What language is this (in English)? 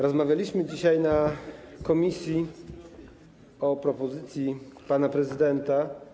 Polish